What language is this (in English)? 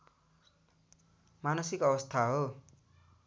Nepali